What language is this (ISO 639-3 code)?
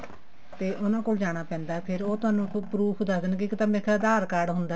pan